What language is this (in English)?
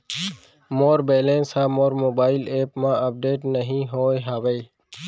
Chhattisgarhi